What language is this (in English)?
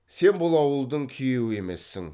Kazakh